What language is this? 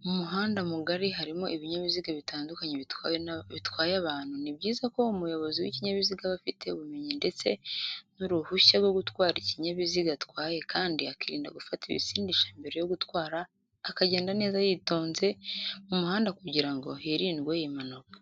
Kinyarwanda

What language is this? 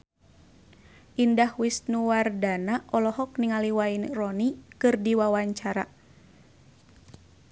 Sundanese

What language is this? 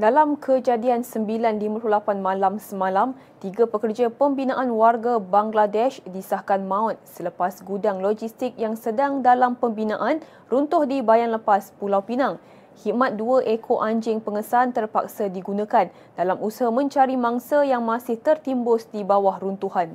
Malay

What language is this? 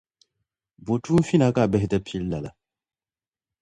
Dagbani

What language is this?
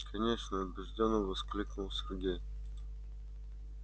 Russian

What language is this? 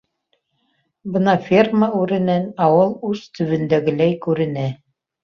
Bashkir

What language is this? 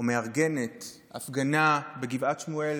Hebrew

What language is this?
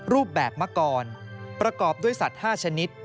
Thai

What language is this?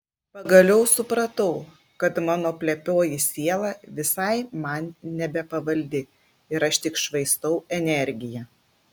Lithuanian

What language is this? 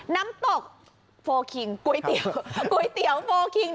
Thai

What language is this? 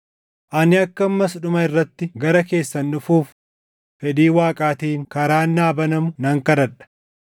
Oromo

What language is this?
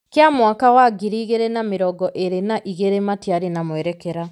Kikuyu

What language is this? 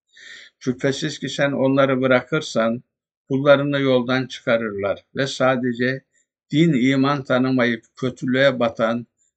Turkish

